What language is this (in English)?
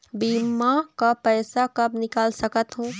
Chhattisgarhi